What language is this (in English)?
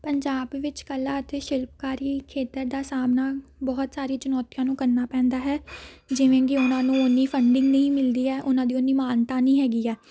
Punjabi